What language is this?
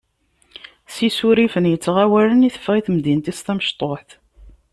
Kabyle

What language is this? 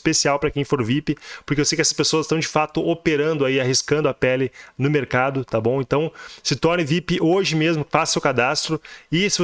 Portuguese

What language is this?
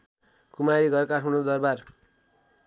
Nepali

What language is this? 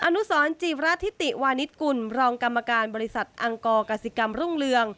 Thai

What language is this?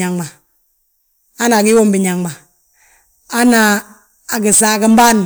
Balanta-Ganja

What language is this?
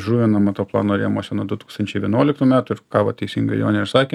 Lithuanian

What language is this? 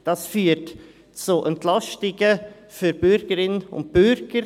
Swiss German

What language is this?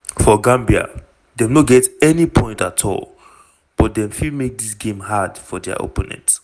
Nigerian Pidgin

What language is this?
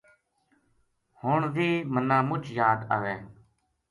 Gujari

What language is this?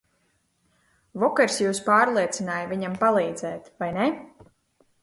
Latvian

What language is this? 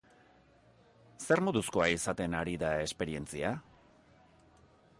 Basque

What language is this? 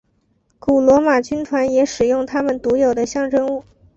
Chinese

